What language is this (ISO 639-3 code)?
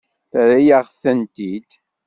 kab